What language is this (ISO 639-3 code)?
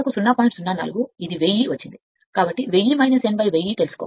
tel